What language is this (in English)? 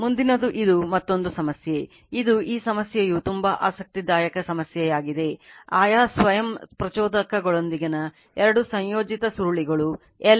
Kannada